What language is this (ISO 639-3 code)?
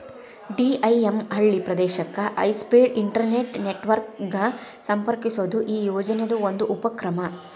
kan